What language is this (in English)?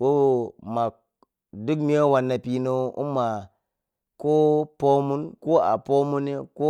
Piya-Kwonci